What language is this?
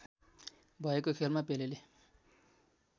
Nepali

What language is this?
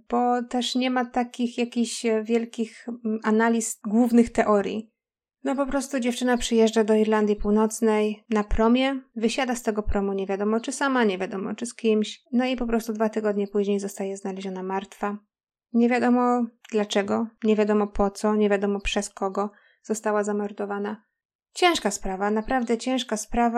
Polish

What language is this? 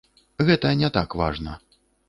Belarusian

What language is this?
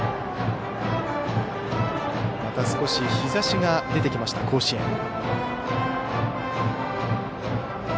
Japanese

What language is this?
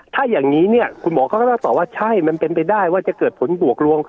Thai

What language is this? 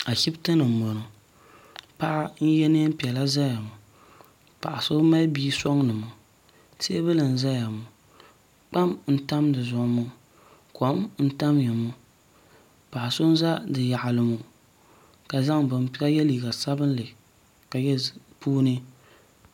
Dagbani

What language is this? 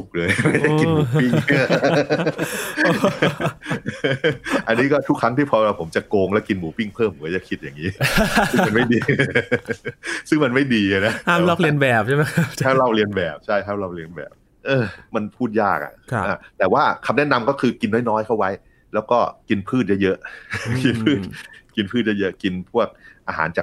Thai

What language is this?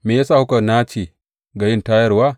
Hausa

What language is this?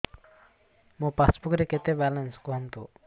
Odia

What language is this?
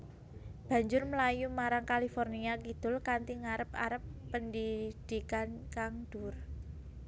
Javanese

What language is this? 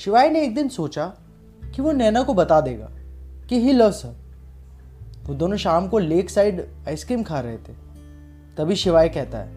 Hindi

